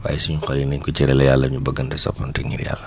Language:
Wolof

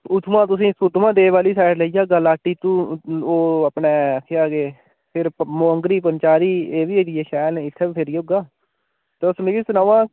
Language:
Dogri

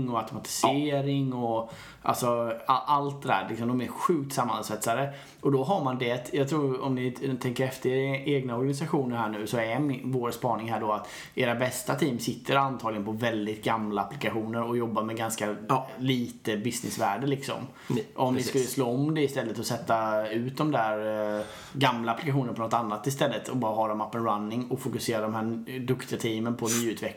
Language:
Swedish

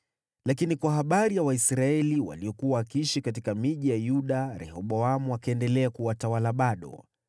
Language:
Swahili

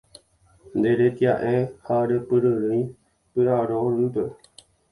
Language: Guarani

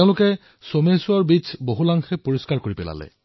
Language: Assamese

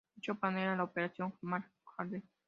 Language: Spanish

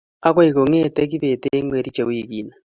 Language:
Kalenjin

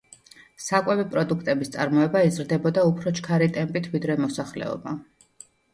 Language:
Georgian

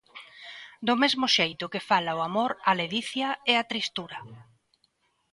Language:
Galician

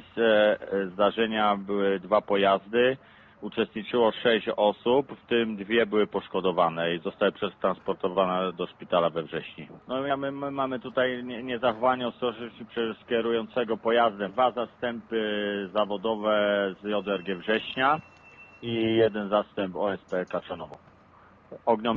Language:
Polish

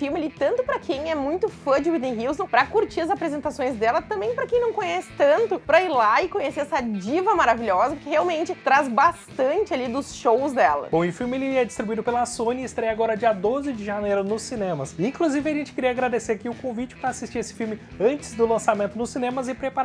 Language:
Portuguese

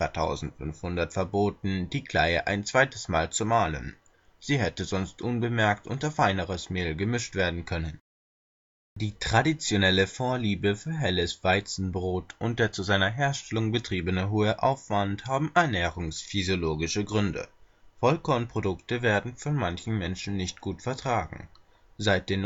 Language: German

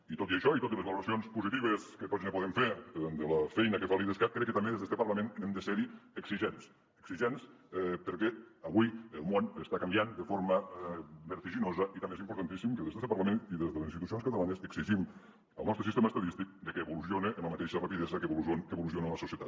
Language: Catalan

